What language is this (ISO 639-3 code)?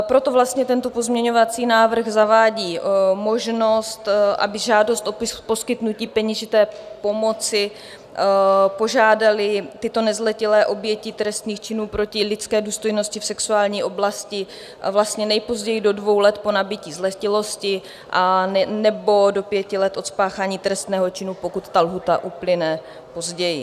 ces